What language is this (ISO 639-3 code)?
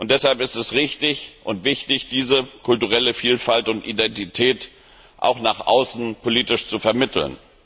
deu